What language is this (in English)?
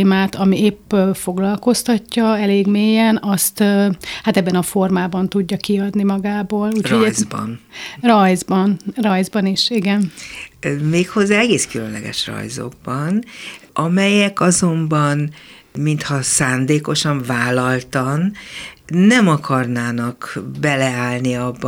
Hungarian